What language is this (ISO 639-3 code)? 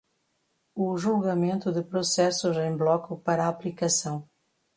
por